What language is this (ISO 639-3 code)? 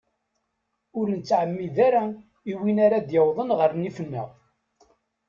kab